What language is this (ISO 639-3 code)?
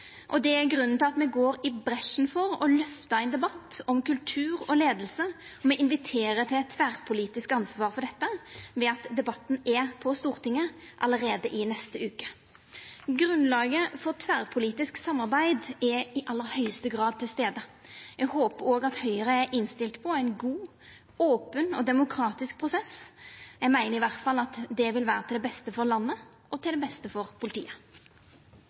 nno